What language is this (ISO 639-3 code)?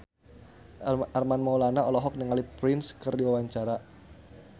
sun